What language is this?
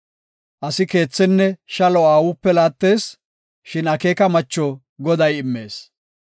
Gofa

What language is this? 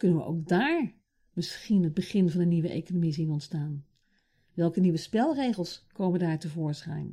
Dutch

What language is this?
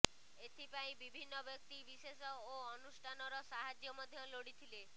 Odia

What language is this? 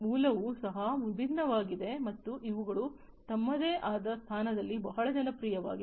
Kannada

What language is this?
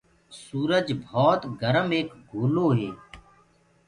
Gurgula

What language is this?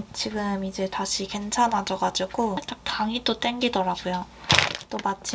Korean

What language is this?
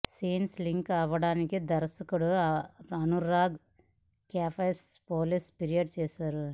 Telugu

